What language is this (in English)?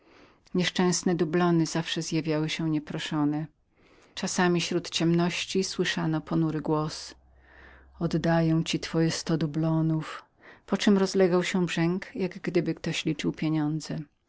Polish